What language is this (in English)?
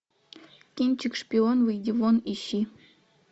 Russian